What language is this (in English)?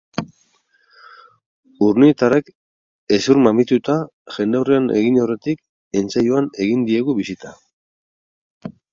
Basque